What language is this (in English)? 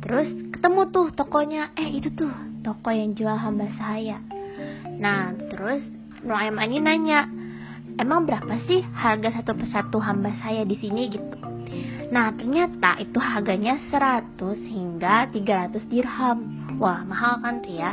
Indonesian